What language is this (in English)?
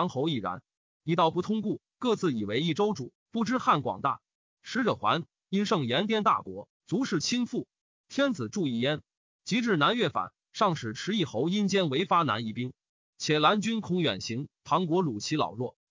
Chinese